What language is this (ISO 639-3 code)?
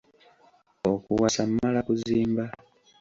lug